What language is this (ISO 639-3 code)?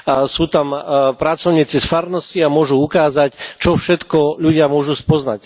slk